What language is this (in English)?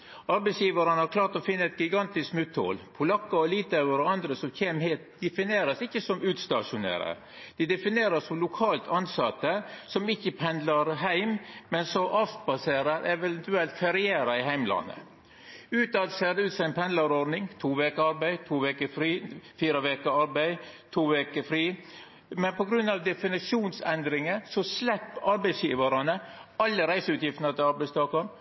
Norwegian Nynorsk